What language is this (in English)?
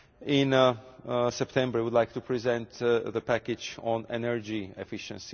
English